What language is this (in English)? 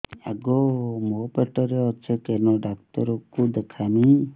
Odia